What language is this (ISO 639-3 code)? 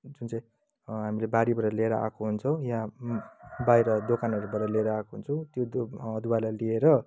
nep